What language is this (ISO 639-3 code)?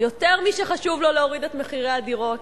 heb